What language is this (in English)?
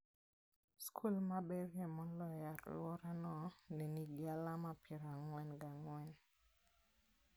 Luo (Kenya and Tanzania)